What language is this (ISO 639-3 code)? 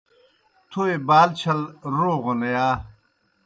plk